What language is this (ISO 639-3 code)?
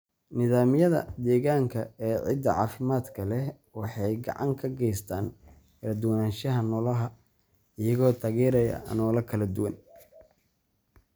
som